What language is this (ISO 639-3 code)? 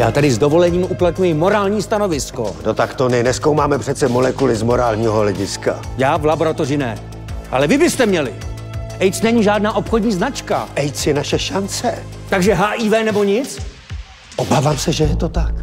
ces